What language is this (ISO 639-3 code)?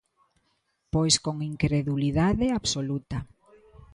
glg